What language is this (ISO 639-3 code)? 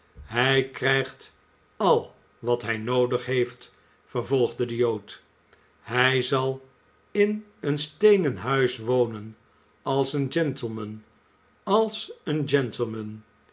nld